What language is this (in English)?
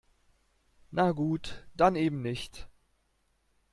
German